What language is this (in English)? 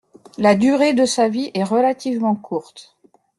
French